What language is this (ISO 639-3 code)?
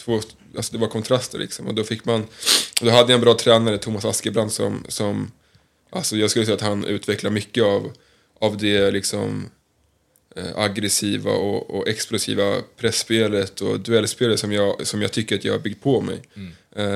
swe